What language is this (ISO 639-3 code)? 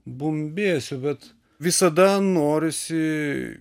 lit